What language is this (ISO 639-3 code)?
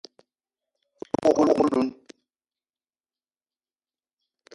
eto